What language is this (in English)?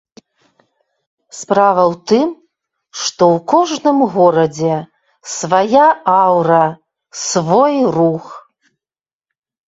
Belarusian